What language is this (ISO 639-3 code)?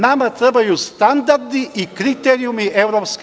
srp